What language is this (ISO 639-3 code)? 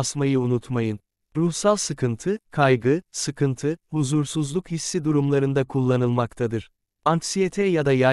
tur